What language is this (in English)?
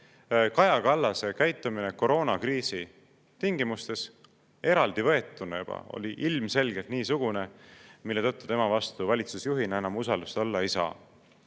Estonian